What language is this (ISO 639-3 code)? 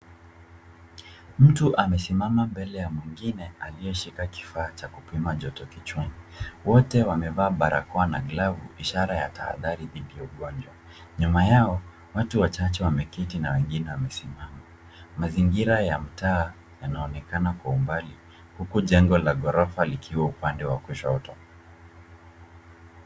swa